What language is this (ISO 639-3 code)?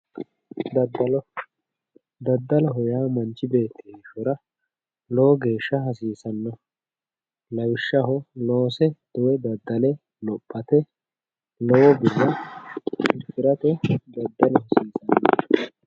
sid